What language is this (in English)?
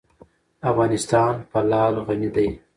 Pashto